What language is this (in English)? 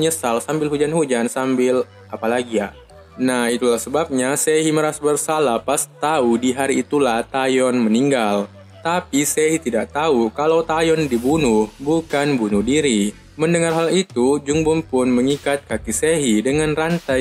Indonesian